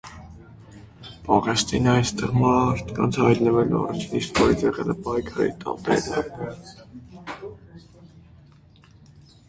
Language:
Armenian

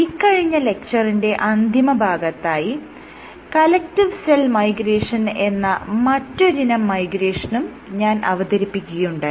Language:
Malayalam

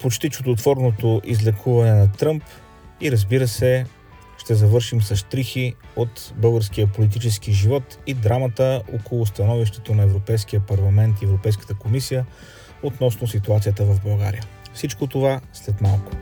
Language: Bulgarian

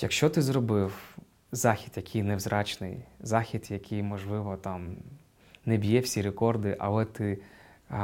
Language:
Ukrainian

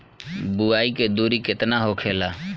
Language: Bhojpuri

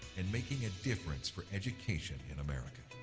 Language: English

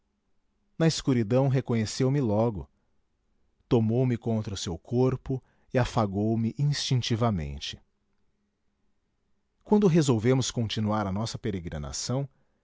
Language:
Portuguese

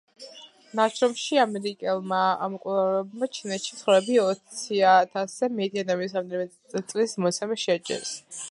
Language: Georgian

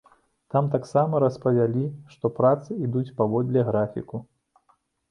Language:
Belarusian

